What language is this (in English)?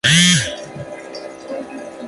Spanish